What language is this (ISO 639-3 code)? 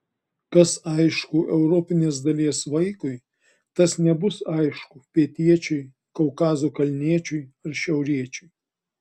lit